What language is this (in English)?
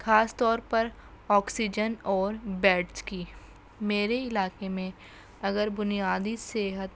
Urdu